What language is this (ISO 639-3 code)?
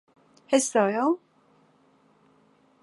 kor